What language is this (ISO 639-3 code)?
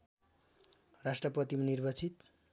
nep